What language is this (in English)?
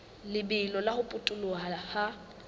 Southern Sotho